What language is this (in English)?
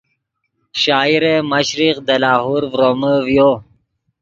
Yidgha